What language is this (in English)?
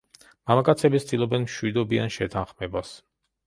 Georgian